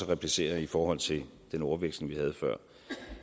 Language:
Danish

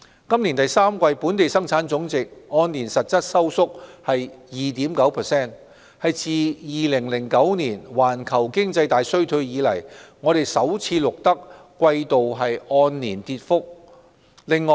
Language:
Cantonese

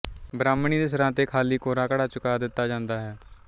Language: Punjabi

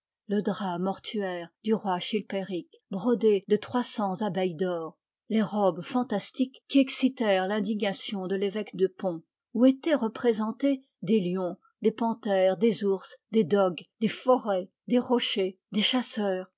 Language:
French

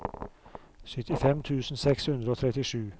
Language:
Norwegian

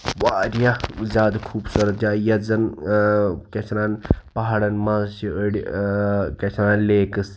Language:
Kashmiri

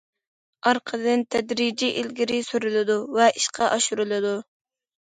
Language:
Uyghur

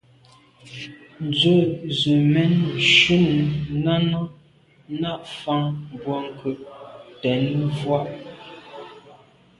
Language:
Medumba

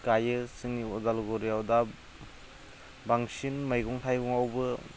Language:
Bodo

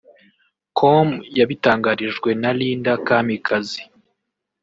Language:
Kinyarwanda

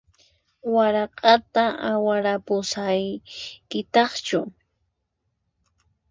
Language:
Puno Quechua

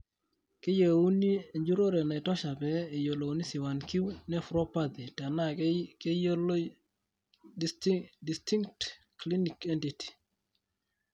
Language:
Masai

